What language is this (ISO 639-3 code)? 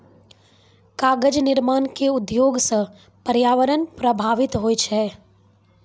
mai